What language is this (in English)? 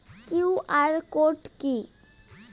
Bangla